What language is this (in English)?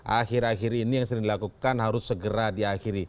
Indonesian